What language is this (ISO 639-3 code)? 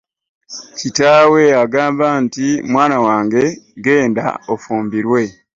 lug